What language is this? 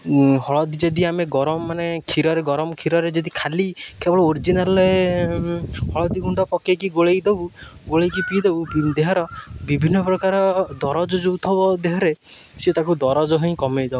Odia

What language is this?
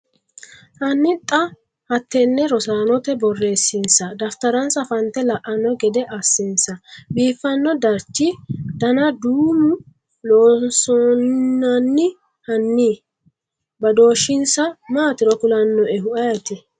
Sidamo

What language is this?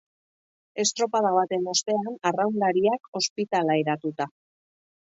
Basque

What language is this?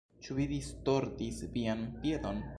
Esperanto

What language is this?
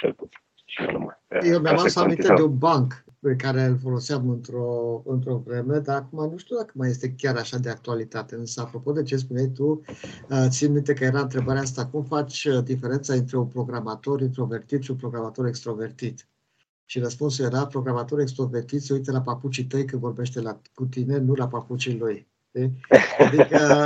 Romanian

